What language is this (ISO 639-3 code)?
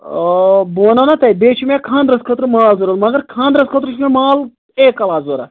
kas